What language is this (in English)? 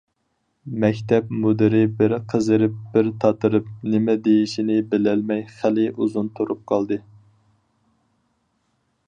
Uyghur